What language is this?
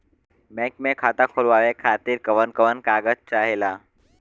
Bhojpuri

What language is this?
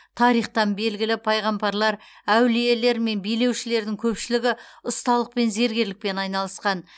Kazakh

